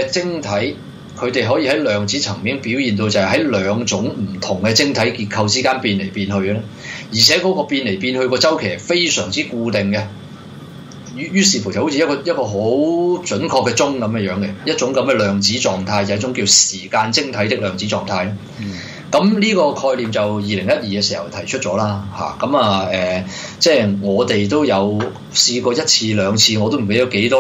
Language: Chinese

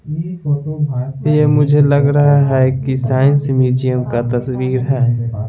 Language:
Hindi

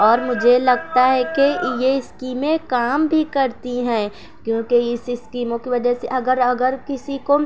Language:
Urdu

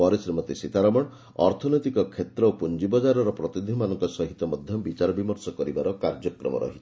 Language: Odia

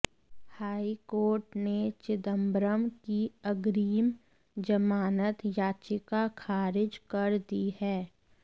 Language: Hindi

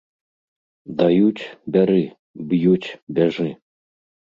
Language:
Belarusian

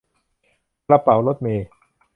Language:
Thai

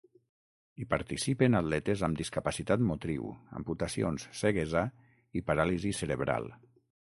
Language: Catalan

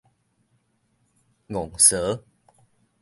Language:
Min Nan Chinese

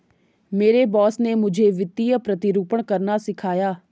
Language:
Hindi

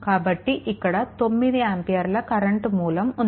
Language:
Telugu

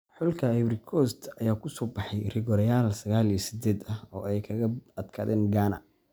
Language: Somali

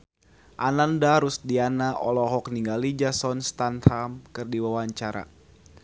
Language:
Sundanese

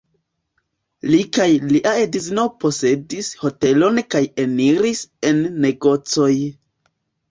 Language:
Esperanto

